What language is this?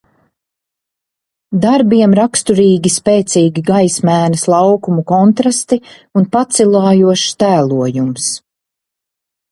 Latvian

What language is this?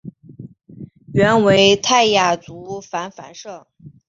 Chinese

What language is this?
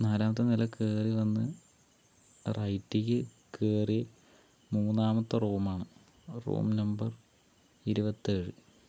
Malayalam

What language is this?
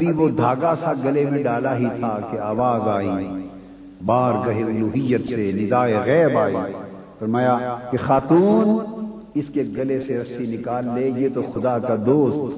Urdu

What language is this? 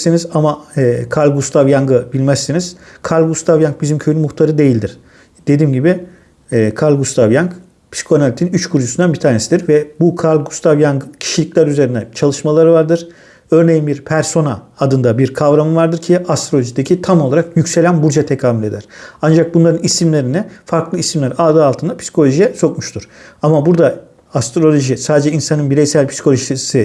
Turkish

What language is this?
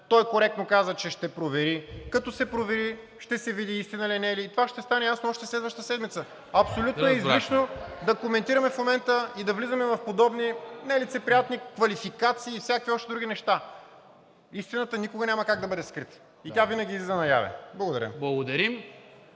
Bulgarian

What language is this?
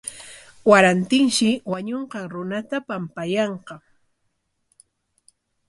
Corongo Ancash Quechua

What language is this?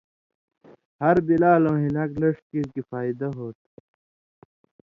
Indus Kohistani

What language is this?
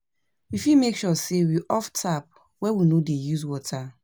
Nigerian Pidgin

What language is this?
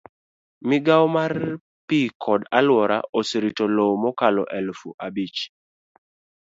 Luo (Kenya and Tanzania)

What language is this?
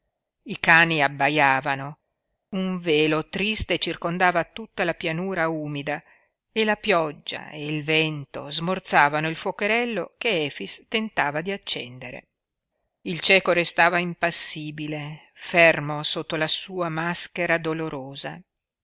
Italian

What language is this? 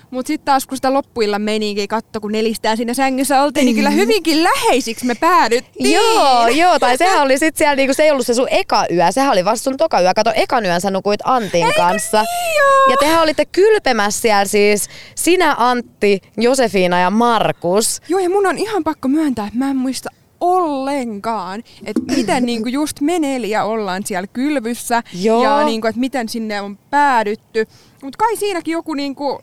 Finnish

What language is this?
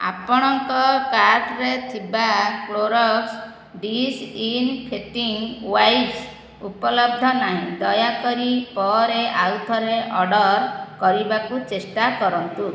Odia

